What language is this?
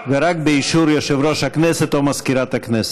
Hebrew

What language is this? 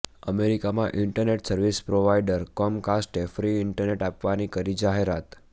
Gujarati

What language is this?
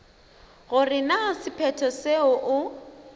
Northern Sotho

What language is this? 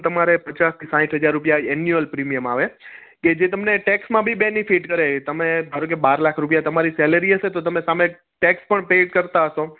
Gujarati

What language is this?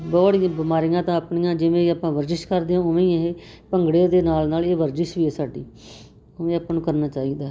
Punjabi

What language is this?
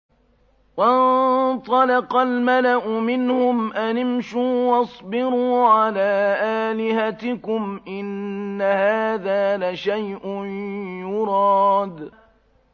Arabic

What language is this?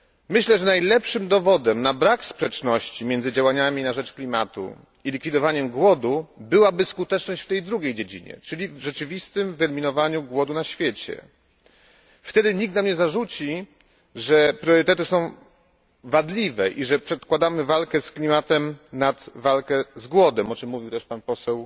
Polish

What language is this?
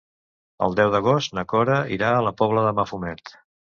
Catalan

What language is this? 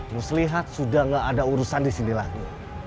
Indonesian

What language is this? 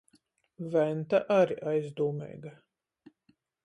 Latgalian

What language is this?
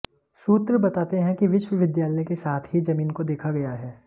Hindi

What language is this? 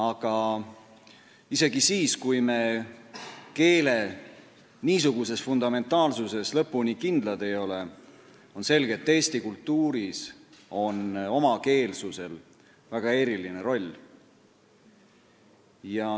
Estonian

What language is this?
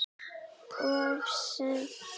Icelandic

